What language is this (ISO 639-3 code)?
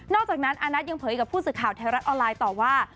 tha